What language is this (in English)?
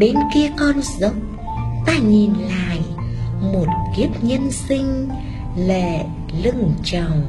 Vietnamese